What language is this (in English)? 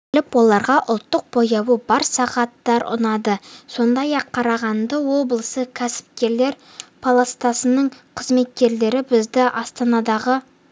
Kazakh